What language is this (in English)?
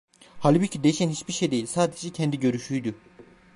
Turkish